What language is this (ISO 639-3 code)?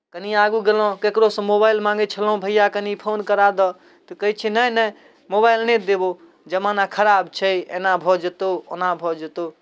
mai